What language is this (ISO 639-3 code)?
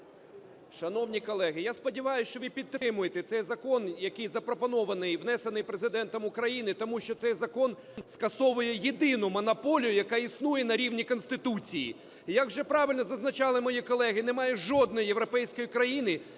ukr